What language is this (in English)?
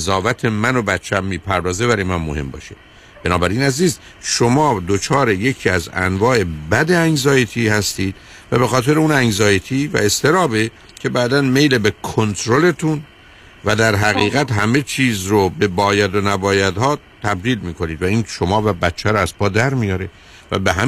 Persian